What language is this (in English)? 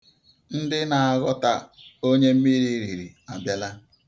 Igbo